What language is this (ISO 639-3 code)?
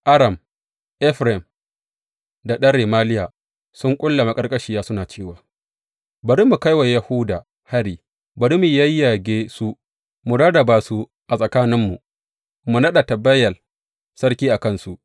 hau